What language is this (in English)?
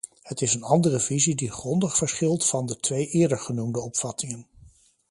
Dutch